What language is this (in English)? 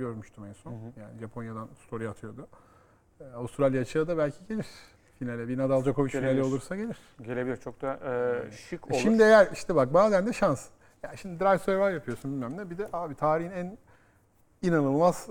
Turkish